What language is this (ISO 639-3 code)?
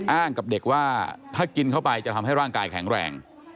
tha